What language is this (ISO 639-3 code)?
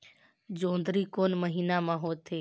hne